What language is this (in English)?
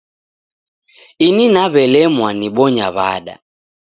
Taita